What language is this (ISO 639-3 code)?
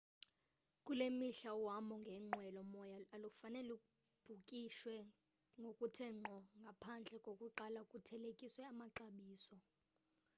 xho